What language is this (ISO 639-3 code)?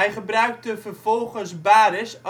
nld